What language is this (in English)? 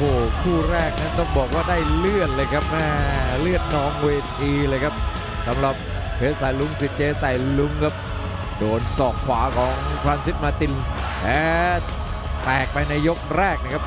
Thai